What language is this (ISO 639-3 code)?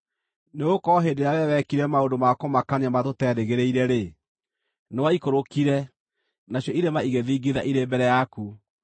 kik